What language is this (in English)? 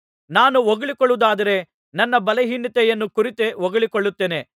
Kannada